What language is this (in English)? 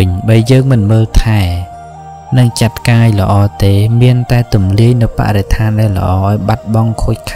Thai